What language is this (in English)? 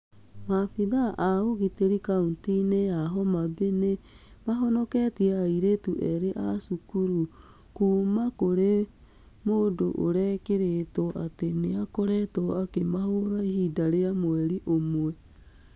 Kikuyu